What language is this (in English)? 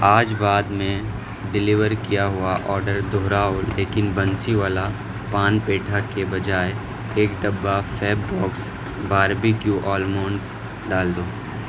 Urdu